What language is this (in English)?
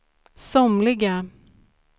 Swedish